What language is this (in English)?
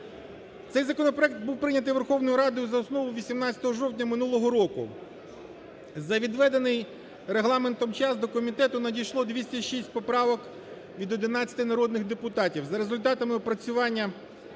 Ukrainian